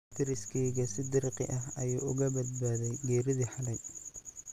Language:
Somali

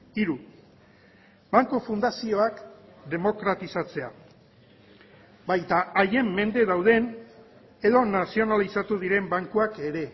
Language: Basque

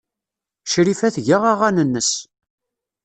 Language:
Kabyle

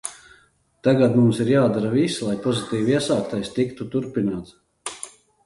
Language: Latvian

